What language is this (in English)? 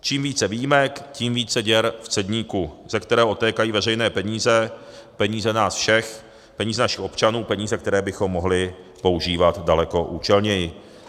Czech